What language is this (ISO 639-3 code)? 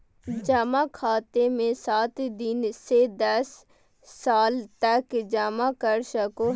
mag